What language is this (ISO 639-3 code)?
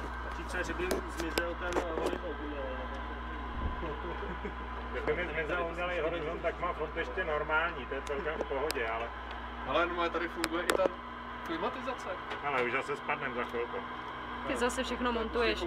ces